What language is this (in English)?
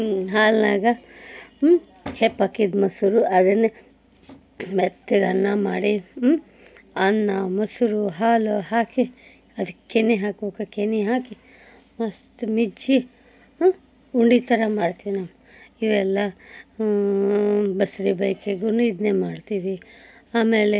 Kannada